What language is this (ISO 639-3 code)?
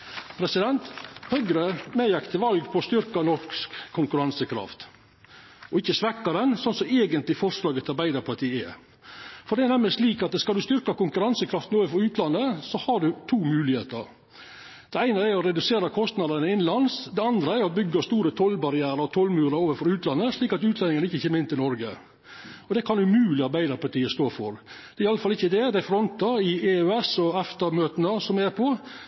nno